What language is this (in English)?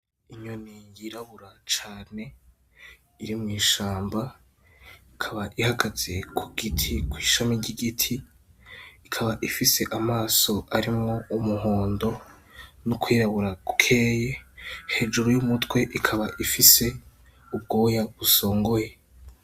Rundi